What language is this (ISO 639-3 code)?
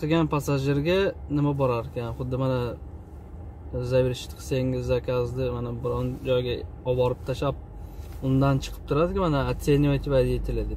tur